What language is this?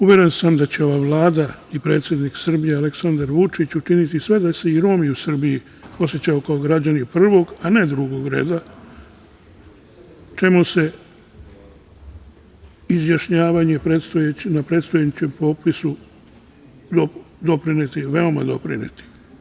Serbian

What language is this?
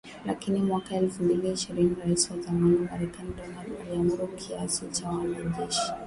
Swahili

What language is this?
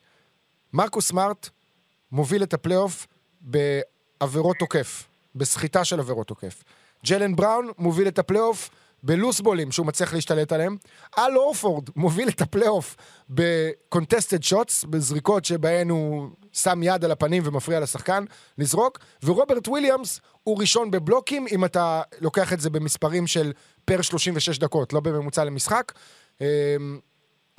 Hebrew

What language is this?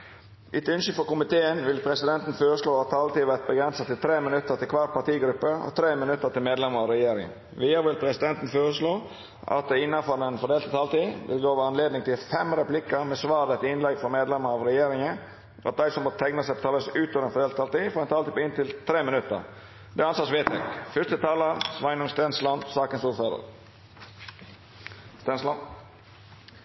Norwegian Nynorsk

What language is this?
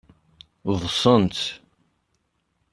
Kabyle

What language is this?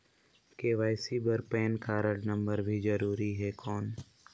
Chhattisgarhi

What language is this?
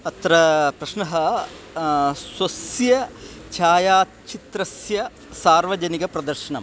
Sanskrit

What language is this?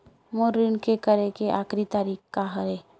Chhattisgarhi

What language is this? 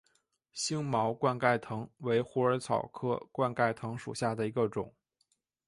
Chinese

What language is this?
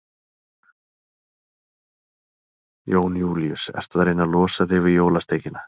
Icelandic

